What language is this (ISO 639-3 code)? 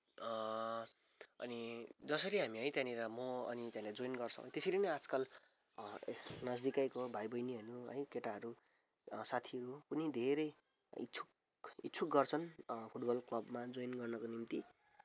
nep